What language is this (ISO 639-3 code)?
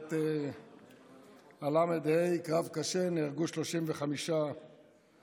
heb